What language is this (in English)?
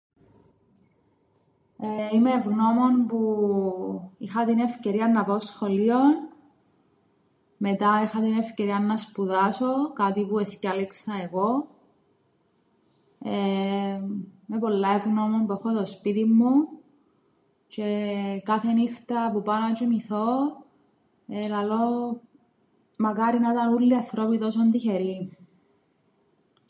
Greek